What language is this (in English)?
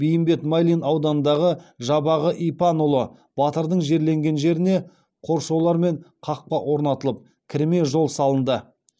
Kazakh